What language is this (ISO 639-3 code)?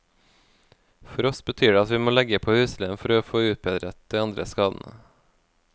nor